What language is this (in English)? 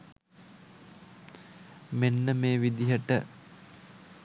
Sinhala